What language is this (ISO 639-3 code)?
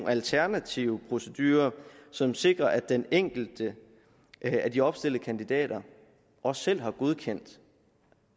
dan